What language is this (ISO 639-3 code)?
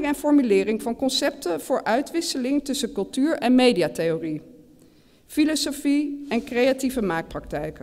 nld